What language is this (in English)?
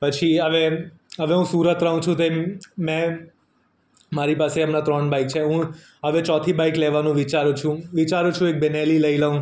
Gujarati